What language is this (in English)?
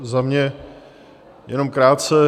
Czech